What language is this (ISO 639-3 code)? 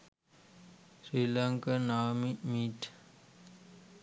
sin